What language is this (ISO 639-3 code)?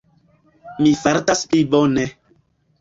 epo